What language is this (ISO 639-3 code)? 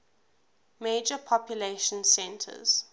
eng